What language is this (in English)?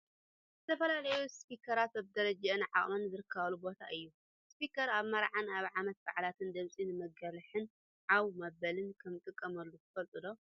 Tigrinya